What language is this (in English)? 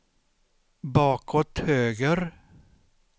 Swedish